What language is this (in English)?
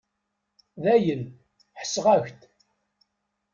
Kabyle